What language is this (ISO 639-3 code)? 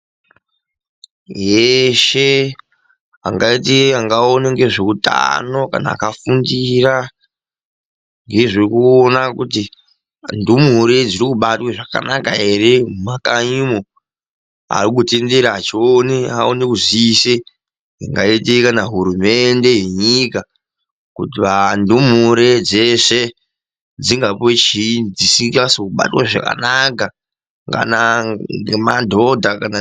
ndc